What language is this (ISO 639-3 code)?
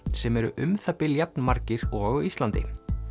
isl